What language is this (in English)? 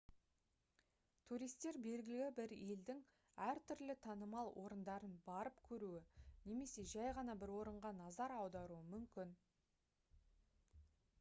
Kazakh